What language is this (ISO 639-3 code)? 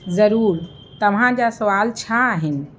snd